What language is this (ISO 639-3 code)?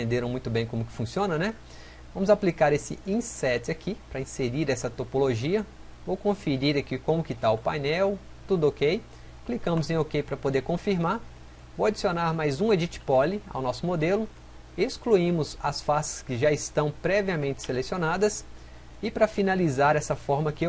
por